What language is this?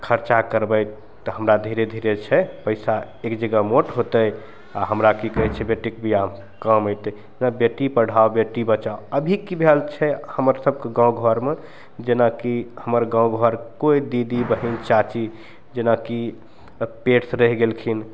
Maithili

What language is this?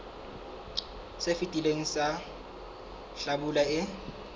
Southern Sotho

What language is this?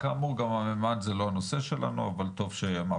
Hebrew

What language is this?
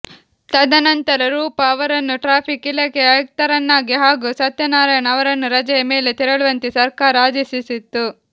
Kannada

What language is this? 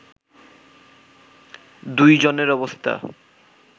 Bangla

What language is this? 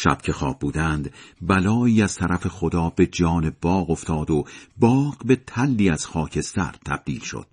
Persian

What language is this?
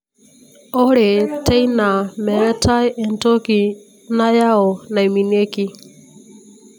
Masai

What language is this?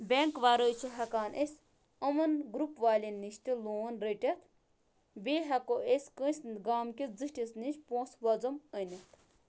Kashmiri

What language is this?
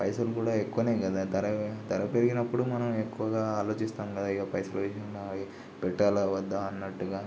Telugu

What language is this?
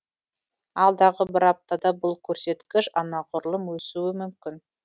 Kazakh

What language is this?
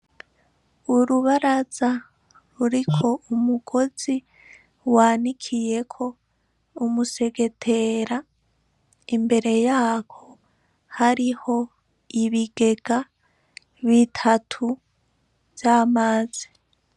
Rundi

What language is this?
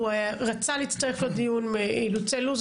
Hebrew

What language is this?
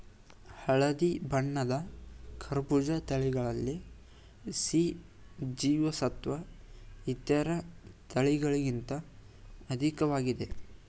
Kannada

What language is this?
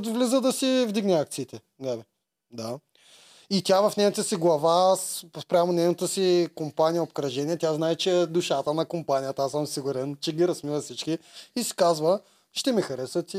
Bulgarian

